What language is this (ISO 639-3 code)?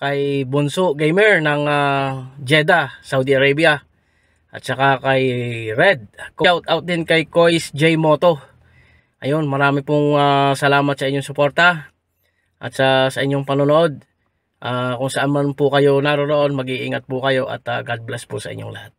fil